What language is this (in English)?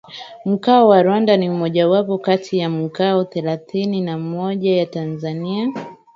Swahili